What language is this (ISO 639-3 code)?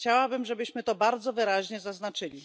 pol